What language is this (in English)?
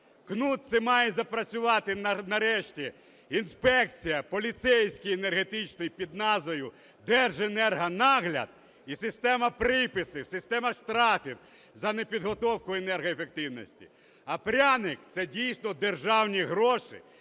Ukrainian